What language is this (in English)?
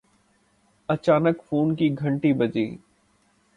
Urdu